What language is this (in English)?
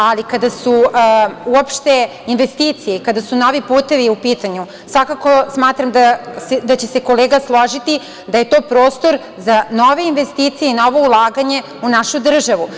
Serbian